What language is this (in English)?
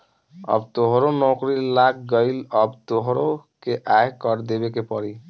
Bhojpuri